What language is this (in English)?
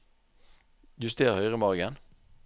Norwegian